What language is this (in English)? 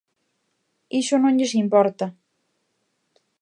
Galician